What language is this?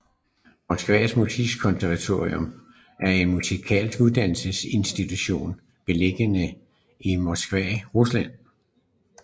Danish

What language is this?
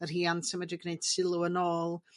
Welsh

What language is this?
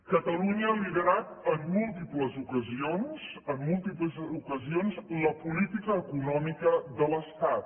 Catalan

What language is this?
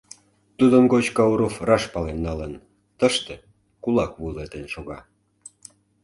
Mari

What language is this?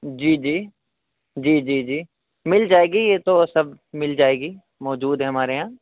Urdu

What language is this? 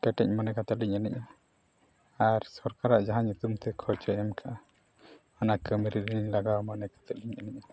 Santali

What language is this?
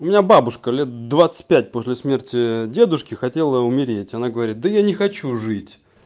Russian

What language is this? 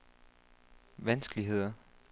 Danish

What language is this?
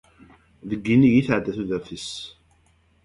Kabyle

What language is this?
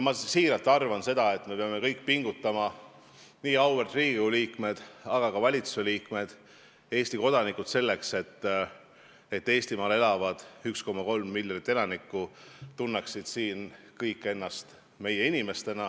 Estonian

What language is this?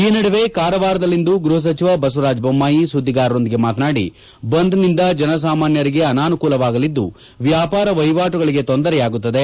Kannada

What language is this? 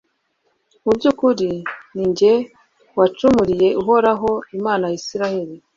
Kinyarwanda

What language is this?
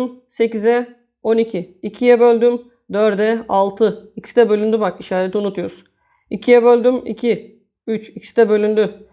Turkish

